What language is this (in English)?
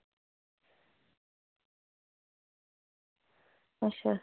Dogri